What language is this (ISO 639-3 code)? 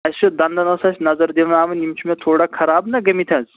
kas